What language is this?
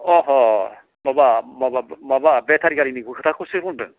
Bodo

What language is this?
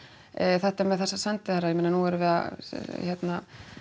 Icelandic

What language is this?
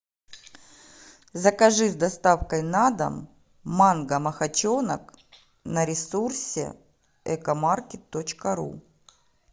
Russian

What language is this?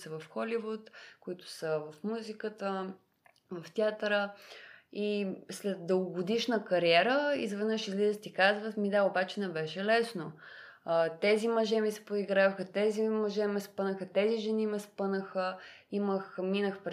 Bulgarian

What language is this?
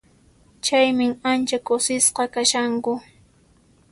Puno Quechua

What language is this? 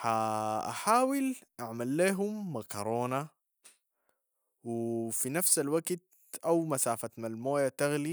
Sudanese Arabic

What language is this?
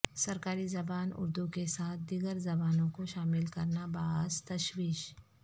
Urdu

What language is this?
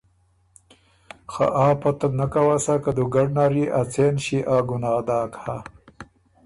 Ormuri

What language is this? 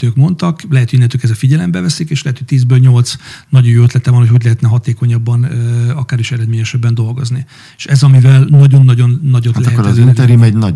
Hungarian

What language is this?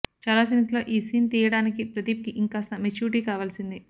Telugu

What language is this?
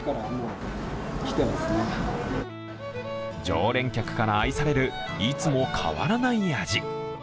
Japanese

